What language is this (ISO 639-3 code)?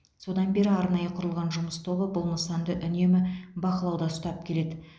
kaz